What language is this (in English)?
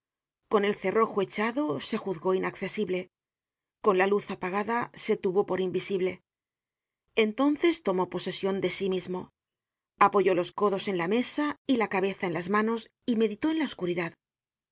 Spanish